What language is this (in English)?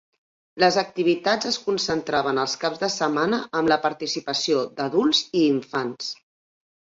Catalan